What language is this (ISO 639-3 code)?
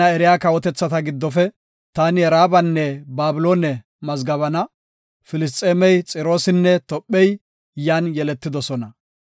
gof